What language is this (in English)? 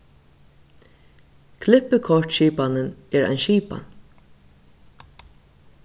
Faroese